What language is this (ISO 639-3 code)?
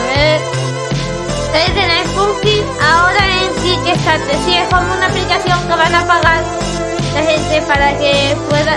spa